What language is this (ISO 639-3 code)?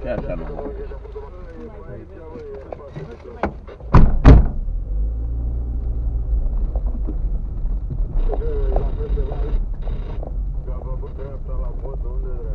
ron